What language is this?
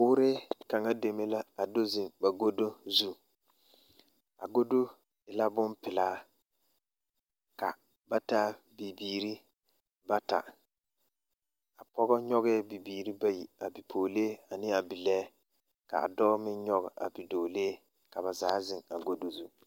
Southern Dagaare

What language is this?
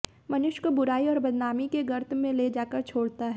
Hindi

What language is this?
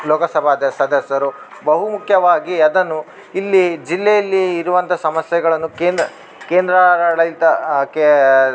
Kannada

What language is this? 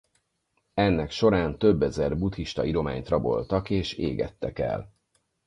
Hungarian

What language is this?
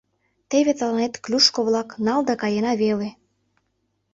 Mari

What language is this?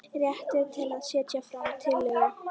Icelandic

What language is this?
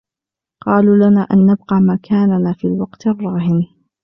Arabic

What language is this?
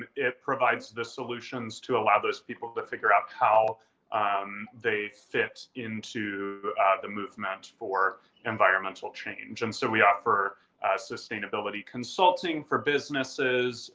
English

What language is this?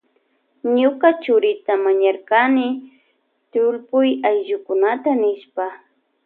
Loja Highland Quichua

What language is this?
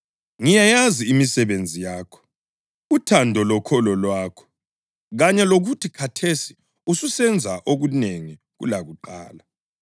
North Ndebele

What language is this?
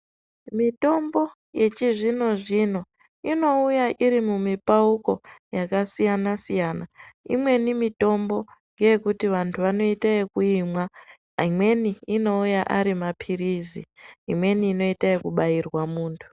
Ndau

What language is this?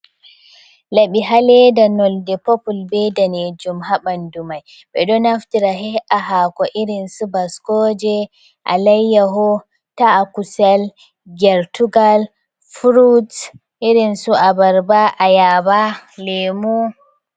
Fula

